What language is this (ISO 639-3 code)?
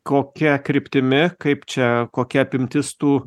lit